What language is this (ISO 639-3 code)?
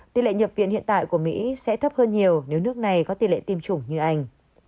vie